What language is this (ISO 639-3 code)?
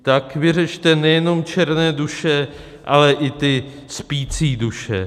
ces